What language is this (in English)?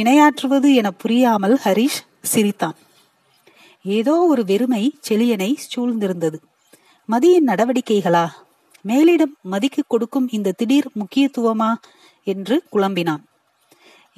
Tamil